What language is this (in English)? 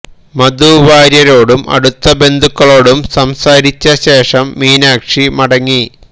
Malayalam